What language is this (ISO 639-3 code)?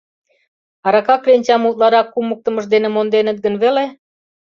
chm